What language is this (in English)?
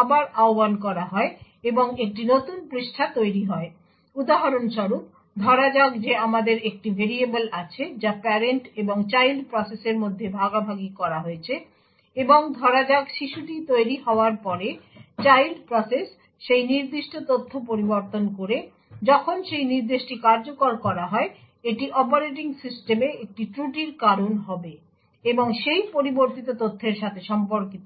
Bangla